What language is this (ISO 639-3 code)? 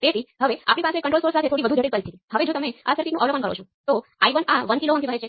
guj